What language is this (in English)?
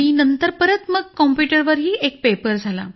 Marathi